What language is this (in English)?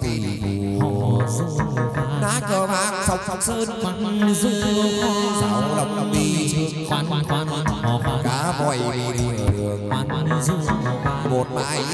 Vietnamese